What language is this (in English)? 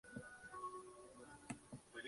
Spanish